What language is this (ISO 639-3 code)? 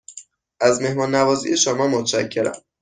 fas